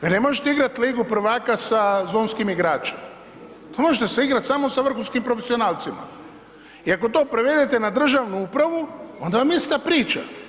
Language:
Croatian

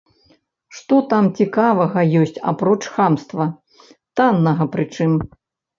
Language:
Belarusian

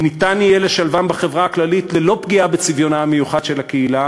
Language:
Hebrew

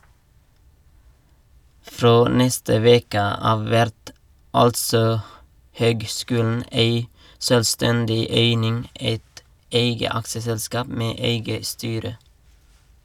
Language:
Norwegian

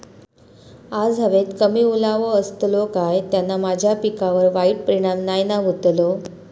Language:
Marathi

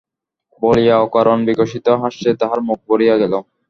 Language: Bangla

